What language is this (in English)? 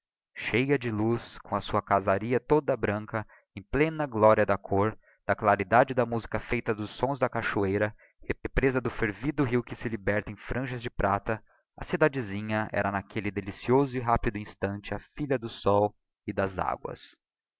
Portuguese